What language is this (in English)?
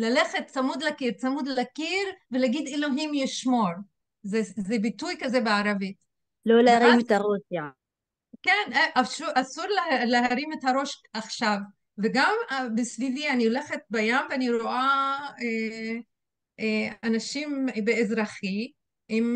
Hebrew